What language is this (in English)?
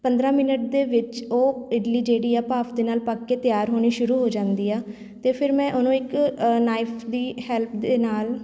Punjabi